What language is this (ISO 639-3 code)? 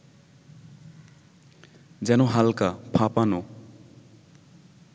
ben